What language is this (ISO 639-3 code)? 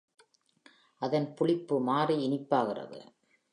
tam